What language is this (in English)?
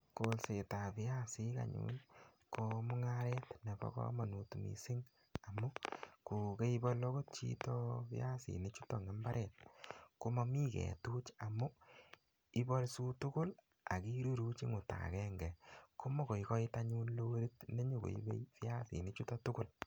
Kalenjin